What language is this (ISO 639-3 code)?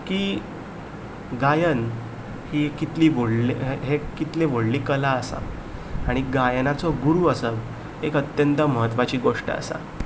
kok